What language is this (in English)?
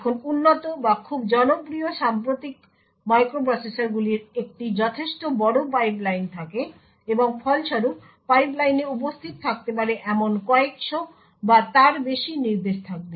Bangla